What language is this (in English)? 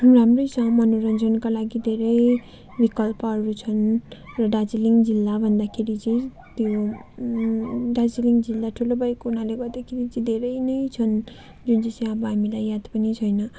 Nepali